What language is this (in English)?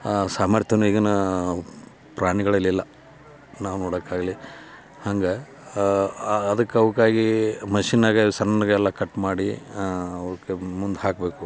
Kannada